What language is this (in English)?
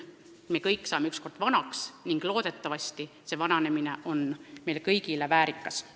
Estonian